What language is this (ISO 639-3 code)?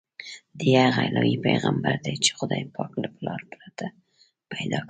pus